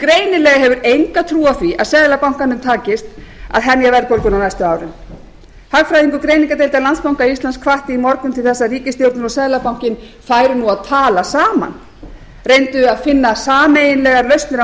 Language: Icelandic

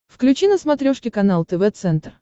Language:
Russian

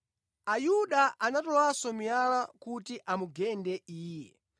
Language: Nyanja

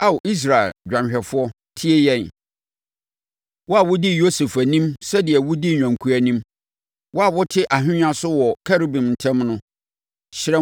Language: Akan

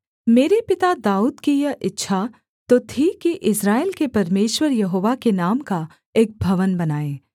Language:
Hindi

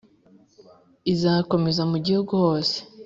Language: Kinyarwanda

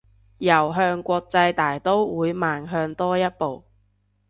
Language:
Cantonese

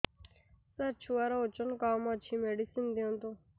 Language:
Odia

